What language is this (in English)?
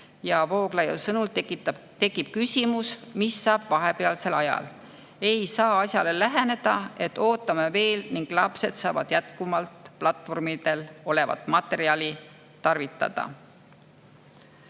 Estonian